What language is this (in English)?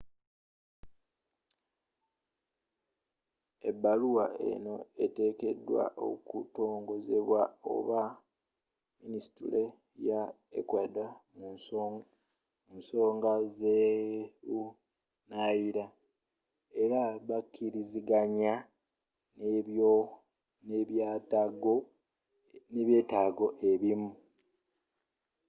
Ganda